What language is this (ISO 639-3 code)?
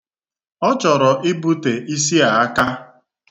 ibo